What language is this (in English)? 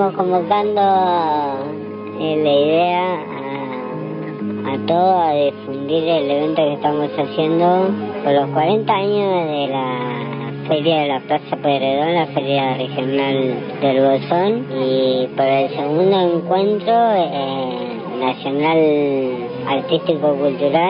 Spanish